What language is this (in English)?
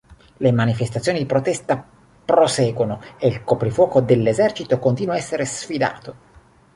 Italian